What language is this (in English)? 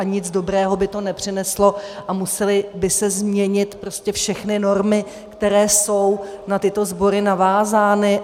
Czech